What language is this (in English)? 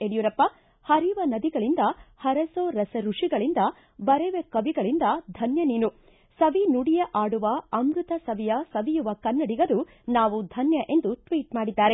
Kannada